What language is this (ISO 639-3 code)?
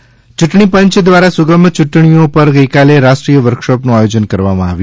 guj